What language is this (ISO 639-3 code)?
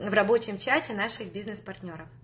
rus